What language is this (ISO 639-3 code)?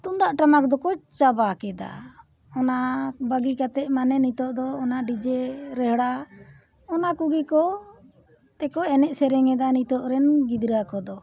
sat